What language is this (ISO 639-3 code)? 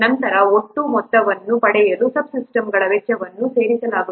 kan